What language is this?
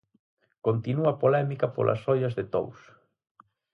Galician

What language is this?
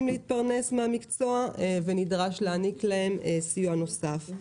Hebrew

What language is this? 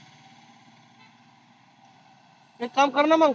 Marathi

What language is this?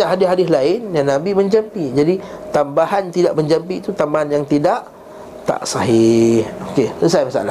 Malay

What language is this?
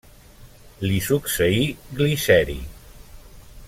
Catalan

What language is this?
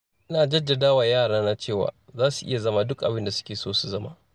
Hausa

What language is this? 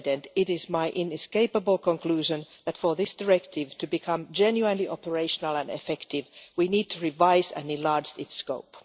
English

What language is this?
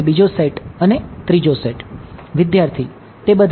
Gujarati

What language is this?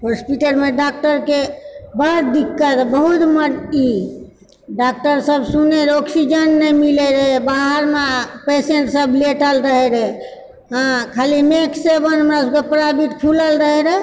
Maithili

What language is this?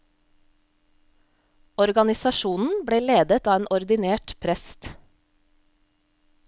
Norwegian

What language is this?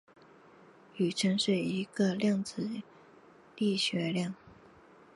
Chinese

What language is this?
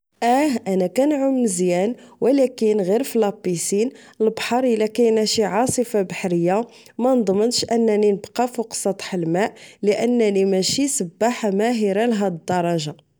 Moroccan Arabic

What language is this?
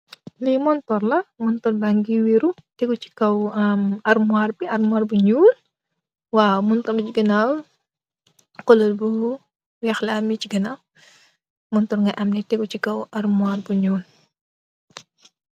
Wolof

